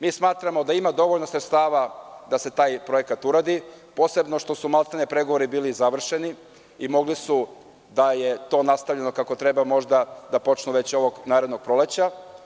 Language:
Serbian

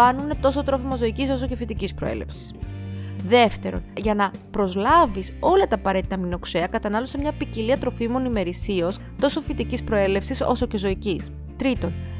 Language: Greek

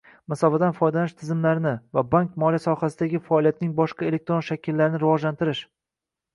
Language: Uzbek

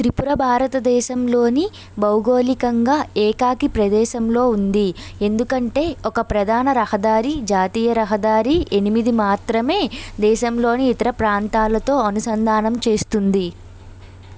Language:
Telugu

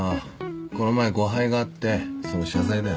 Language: Japanese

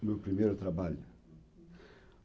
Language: Portuguese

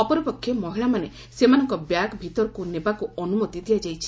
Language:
Odia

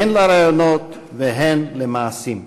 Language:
Hebrew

